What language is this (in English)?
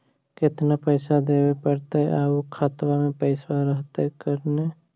Magahi